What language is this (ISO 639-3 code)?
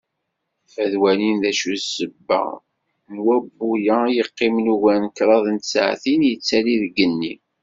kab